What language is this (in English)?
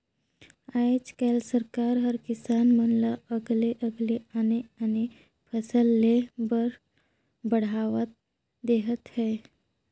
Chhattisgarhi